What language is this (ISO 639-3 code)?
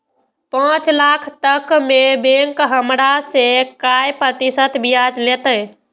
mai